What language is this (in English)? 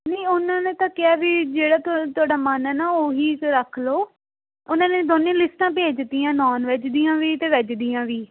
Punjabi